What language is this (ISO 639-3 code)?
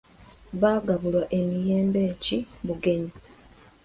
lug